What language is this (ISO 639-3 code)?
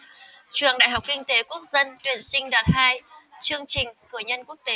vie